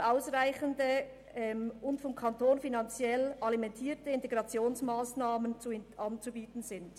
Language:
Swiss German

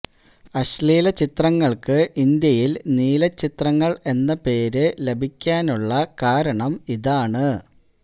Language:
Malayalam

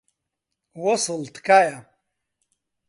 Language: Central Kurdish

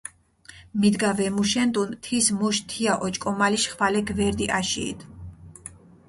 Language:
Mingrelian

